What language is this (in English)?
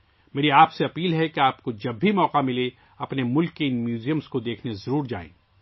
Urdu